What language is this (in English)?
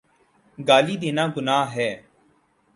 Urdu